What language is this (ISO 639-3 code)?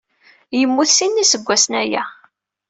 kab